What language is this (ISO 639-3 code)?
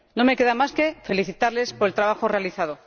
spa